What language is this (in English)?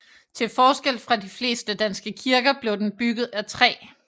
Danish